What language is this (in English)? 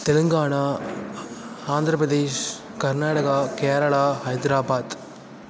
Tamil